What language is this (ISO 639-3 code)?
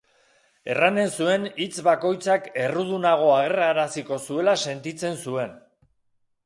eus